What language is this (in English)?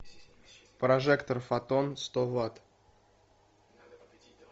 Russian